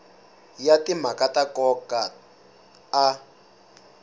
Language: Tsonga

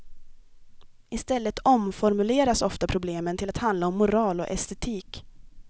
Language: Swedish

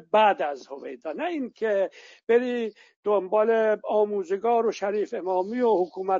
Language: Persian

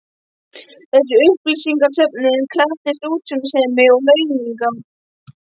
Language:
Icelandic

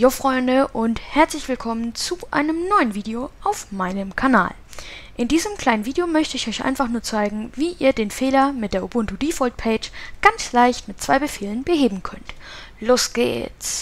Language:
German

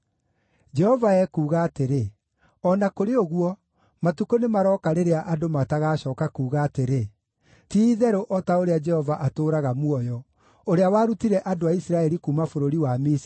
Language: Kikuyu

